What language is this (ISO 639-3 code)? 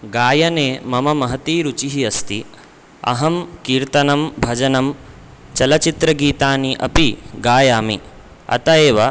san